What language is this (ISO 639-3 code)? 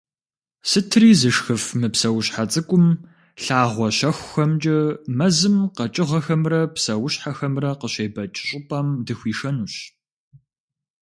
kbd